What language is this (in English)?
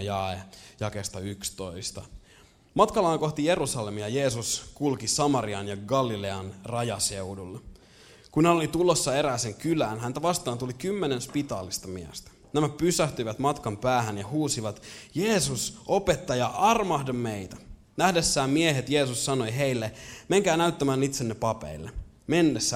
Finnish